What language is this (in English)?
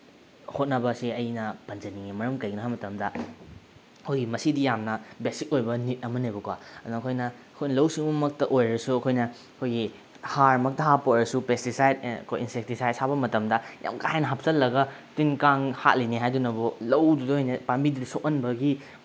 Manipuri